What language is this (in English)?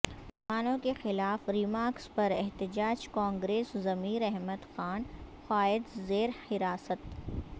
Urdu